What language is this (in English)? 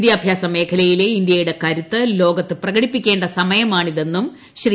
Malayalam